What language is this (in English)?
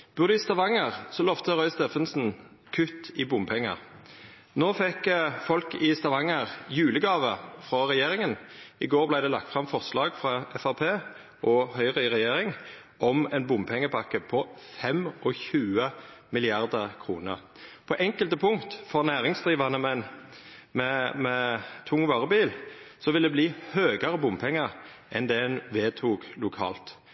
Norwegian Nynorsk